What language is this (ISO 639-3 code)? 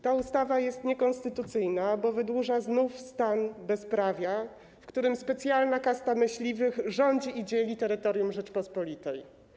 pol